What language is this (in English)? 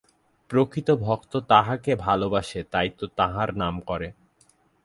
Bangla